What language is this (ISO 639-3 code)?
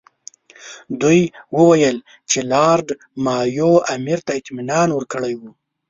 pus